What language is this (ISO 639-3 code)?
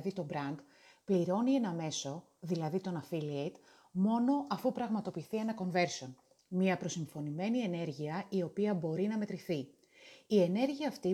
ell